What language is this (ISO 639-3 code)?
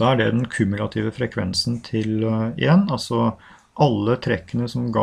nor